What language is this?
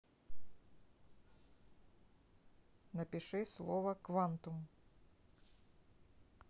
Russian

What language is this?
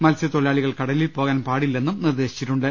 Malayalam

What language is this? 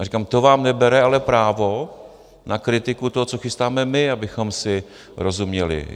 Czech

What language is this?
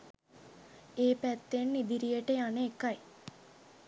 Sinhala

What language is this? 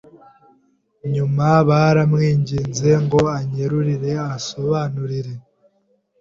Kinyarwanda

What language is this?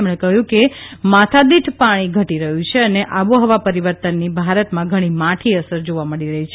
Gujarati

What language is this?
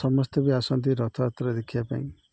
Odia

